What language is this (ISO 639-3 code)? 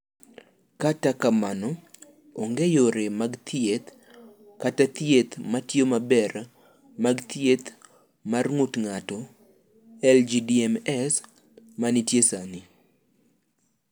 luo